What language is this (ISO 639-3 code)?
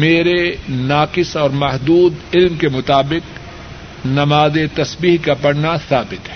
urd